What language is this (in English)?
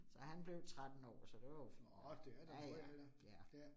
Danish